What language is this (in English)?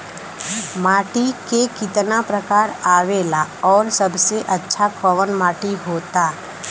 Bhojpuri